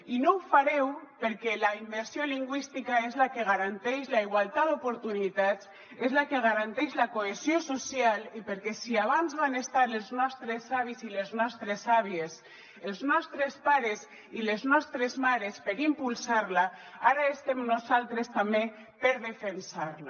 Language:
Catalan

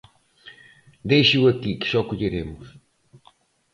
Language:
Galician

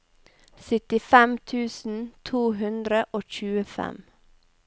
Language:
Norwegian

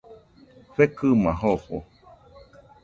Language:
Nüpode Huitoto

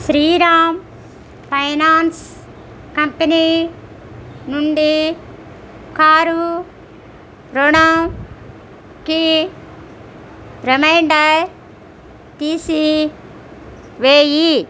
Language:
Telugu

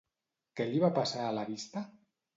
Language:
Catalan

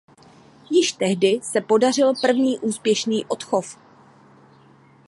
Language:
Czech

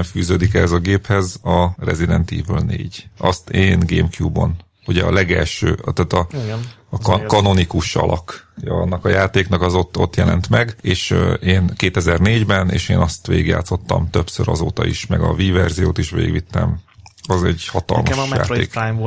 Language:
Hungarian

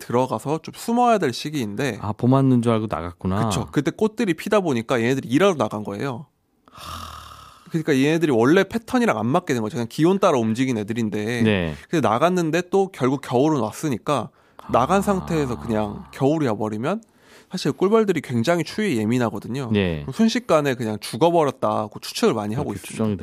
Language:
Korean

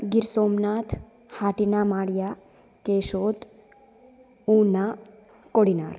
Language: Sanskrit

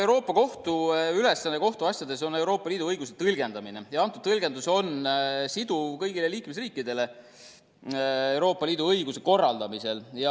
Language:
Estonian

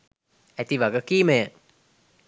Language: Sinhala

